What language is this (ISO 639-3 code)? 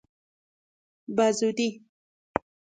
fas